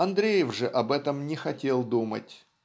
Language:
Russian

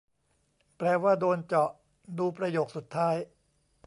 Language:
Thai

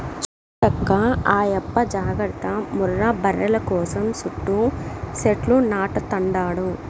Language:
Telugu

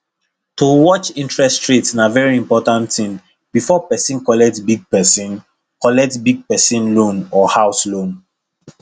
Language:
Nigerian Pidgin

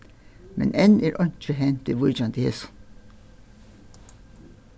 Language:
Faroese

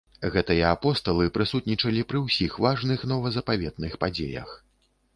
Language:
Belarusian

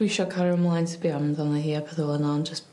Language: Welsh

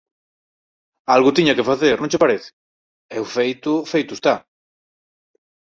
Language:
Galician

